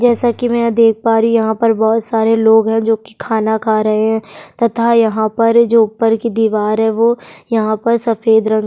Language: Hindi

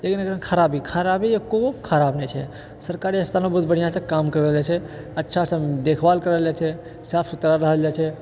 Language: Maithili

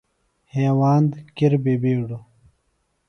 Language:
Phalura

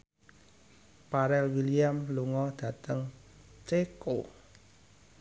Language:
Javanese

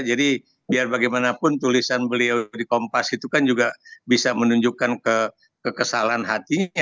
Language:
Indonesian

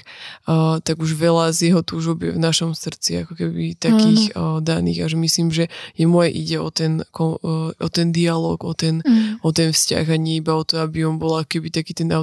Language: Slovak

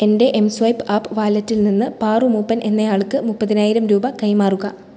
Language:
Malayalam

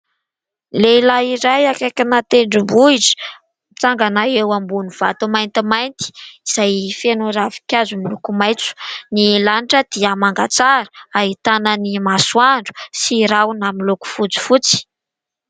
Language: Malagasy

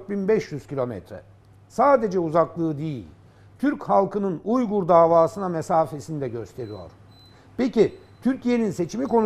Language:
Turkish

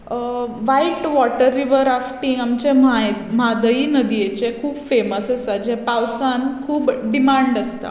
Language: Konkani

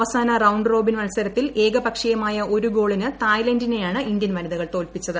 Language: Malayalam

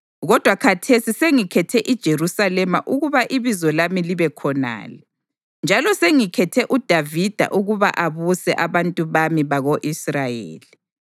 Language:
North Ndebele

